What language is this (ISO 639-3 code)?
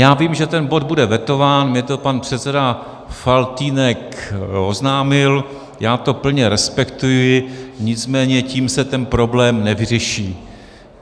ces